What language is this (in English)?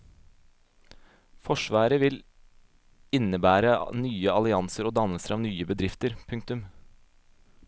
Norwegian